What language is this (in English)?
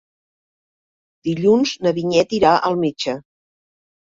Catalan